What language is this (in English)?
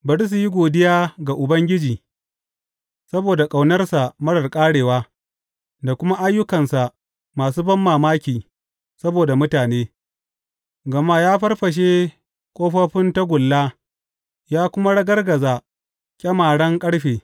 Hausa